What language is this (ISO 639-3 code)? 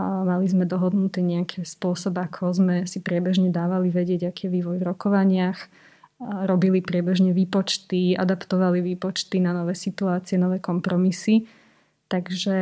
slk